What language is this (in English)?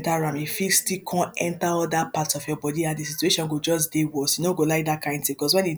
Nigerian Pidgin